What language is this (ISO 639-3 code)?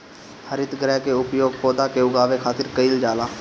bho